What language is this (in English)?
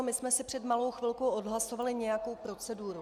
Czech